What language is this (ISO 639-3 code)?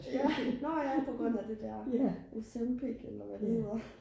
dan